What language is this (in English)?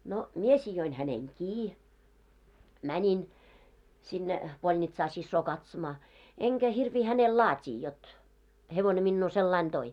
Finnish